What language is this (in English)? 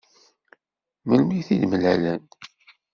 Kabyle